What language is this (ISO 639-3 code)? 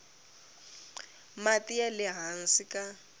tso